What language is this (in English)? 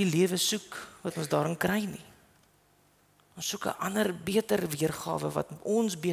Dutch